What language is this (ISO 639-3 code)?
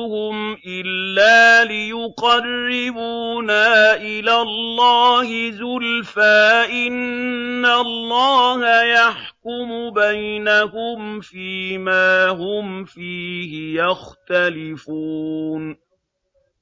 ara